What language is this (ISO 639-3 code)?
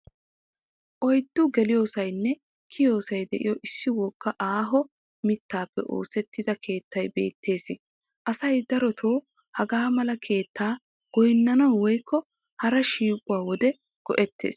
wal